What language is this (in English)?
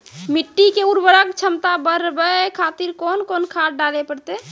Maithili